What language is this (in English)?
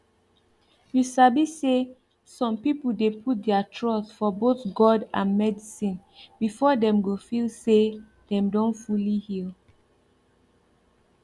Nigerian Pidgin